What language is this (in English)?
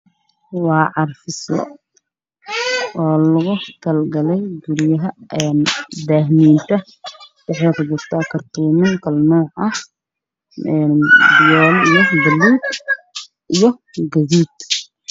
Somali